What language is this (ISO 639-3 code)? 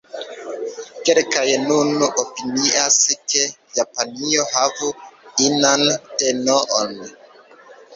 epo